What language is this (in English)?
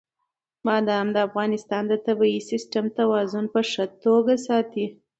Pashto